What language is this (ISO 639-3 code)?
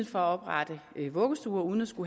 dan